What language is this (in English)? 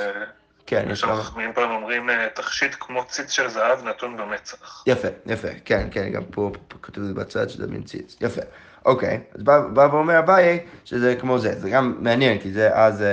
Hebrew